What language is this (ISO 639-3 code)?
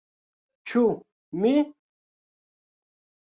epo